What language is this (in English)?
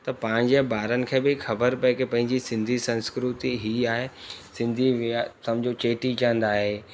Sindhi